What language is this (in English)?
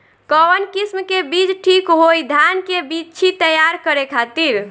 Bhojpuri